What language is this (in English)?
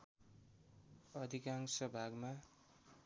Nepali